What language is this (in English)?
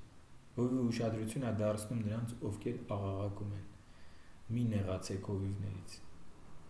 Turkish